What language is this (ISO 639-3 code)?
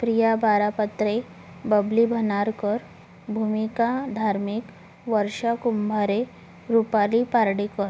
mar